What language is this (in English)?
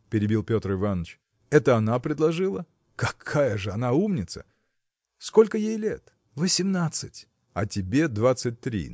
Russian